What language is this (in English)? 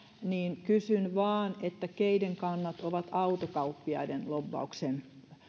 Finnish